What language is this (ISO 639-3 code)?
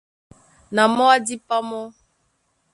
dua